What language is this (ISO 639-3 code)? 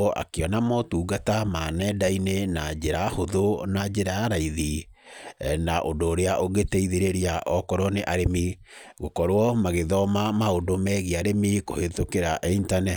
kik